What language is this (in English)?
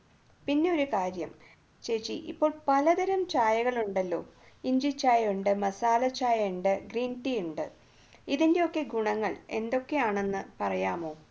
Malayalam